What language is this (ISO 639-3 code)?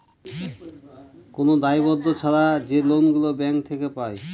ben